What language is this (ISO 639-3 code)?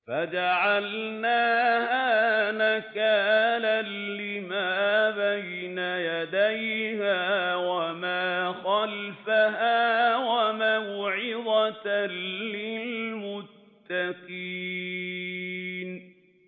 ara